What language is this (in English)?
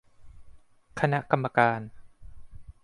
Thai